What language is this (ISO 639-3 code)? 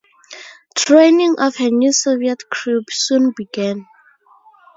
eng